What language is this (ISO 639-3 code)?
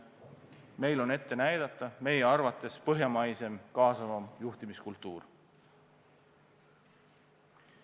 est